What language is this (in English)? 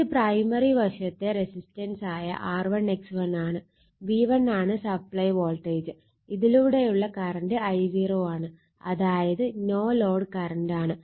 Malayalam